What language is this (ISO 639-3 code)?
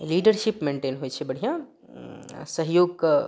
mai